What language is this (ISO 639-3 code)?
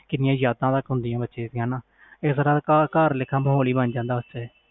pan